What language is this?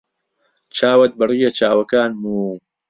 Central Kurdish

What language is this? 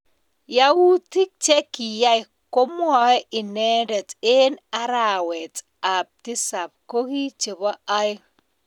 Kalenjin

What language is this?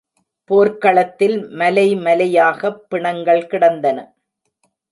Tamil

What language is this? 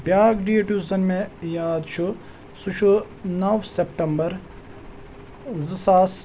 Kashmiri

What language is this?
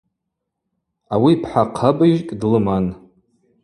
Abaza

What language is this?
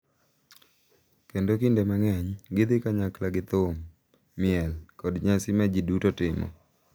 Luo (Kenya and Tanzania)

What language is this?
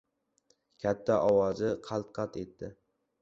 Uzbek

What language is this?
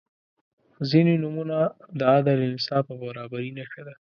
Pashto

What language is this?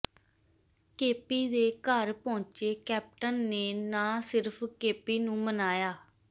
Punjabi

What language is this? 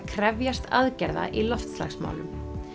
Icelandic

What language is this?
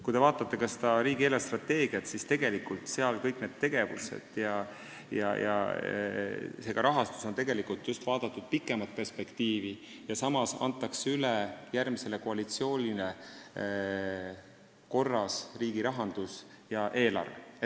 Estonian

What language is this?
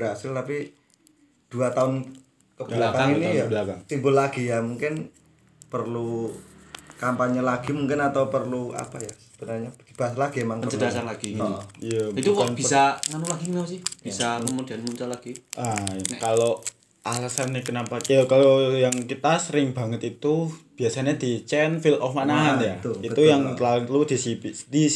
Indonesian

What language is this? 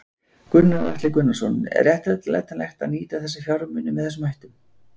Icelandic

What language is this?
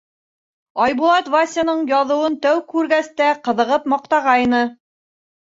Bashkir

